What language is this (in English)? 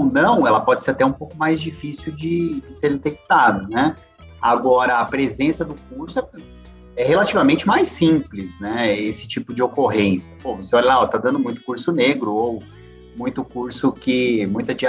Portuguese